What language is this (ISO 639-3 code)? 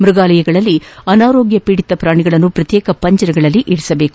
kan